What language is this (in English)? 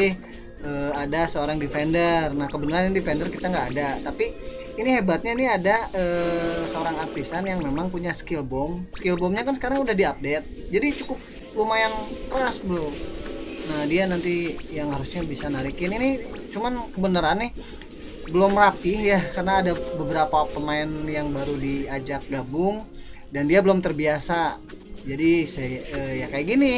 Indonesian